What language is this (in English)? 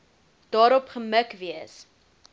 Afrikaans